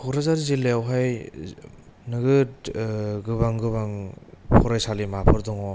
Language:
Bodo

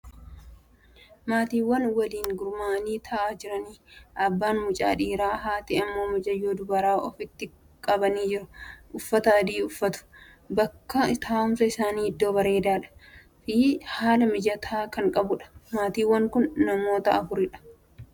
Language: Oromo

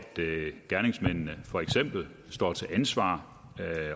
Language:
Danish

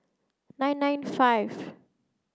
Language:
English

